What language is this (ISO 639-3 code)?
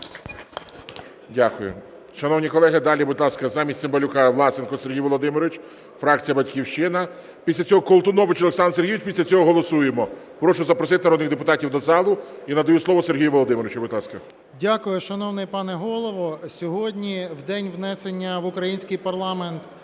ukr